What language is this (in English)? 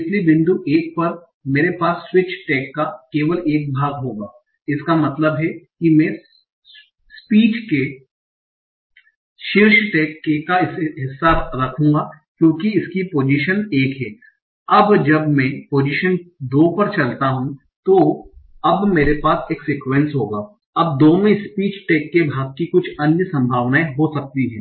Hindi